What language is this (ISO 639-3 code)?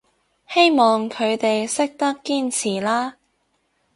yue